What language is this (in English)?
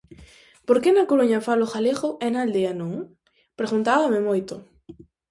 Galician